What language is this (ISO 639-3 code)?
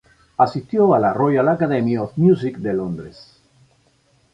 spa